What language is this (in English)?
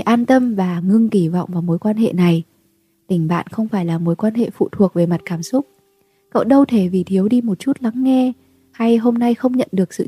Vietnamese